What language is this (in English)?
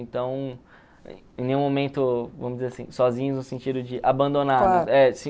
Portuguese